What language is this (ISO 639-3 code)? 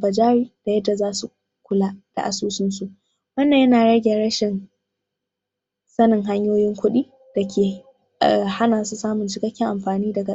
hau